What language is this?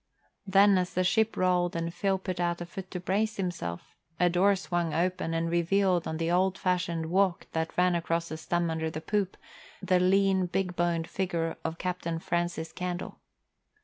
English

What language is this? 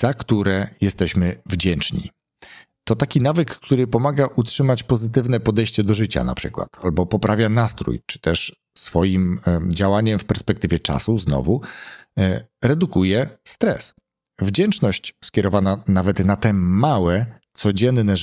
Polish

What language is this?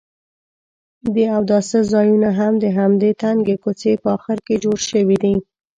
Pashto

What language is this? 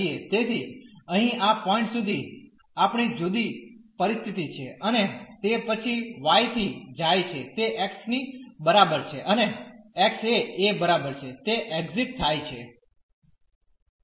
Gujarati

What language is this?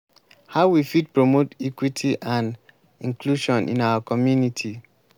Nigerian Pidgin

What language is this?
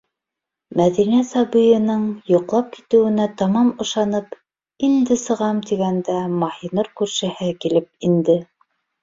Bashkir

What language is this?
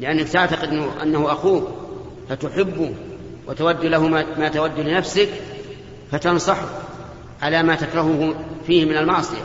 Arabic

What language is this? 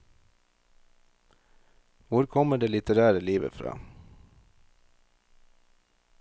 Norwegian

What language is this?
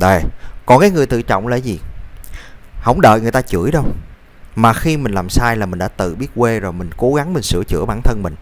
Vietnamese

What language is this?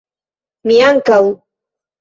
Esperanto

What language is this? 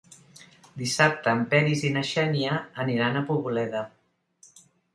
Catalan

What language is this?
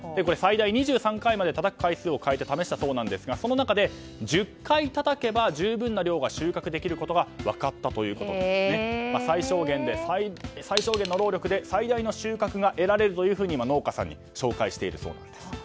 Japanese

